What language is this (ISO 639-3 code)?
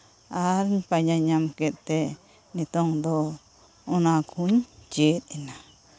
sat